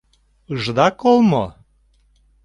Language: Mari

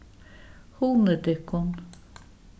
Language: Faroese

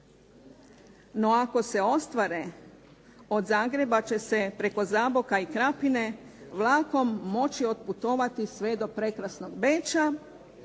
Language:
Croatian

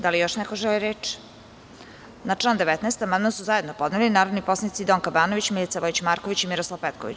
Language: Serbian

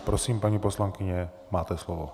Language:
Czech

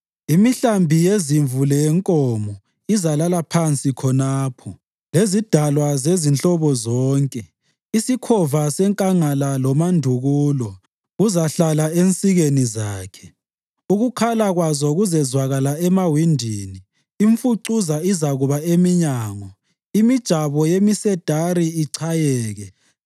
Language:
North Ndebele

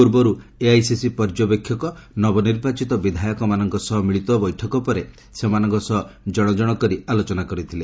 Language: Odia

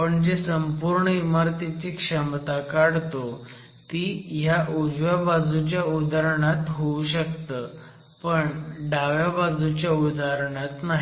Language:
Marathi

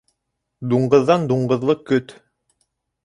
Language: Bashkir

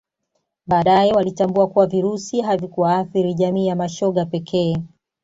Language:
Swahili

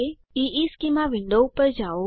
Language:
Gujarati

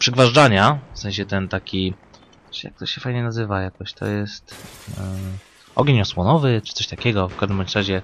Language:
Polish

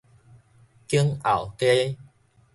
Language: Min Nan Chinese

